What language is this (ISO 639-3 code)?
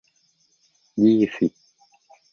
tha